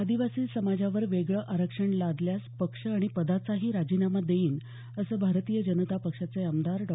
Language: Marathi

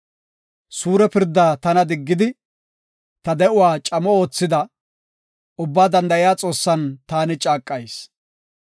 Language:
Gofa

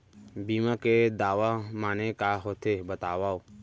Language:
Chhattisgarhi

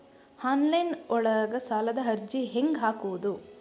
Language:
Kannada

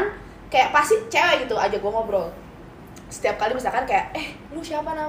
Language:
Indonesian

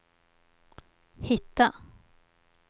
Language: Swedish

